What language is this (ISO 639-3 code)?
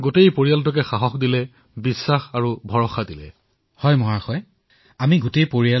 asm